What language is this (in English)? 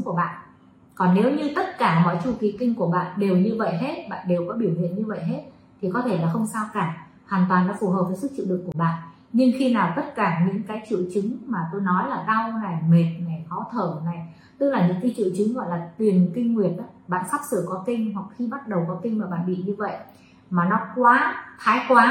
Vietnamese